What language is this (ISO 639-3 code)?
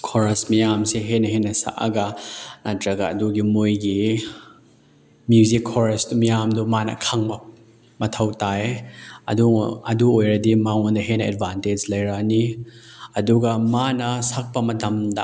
mni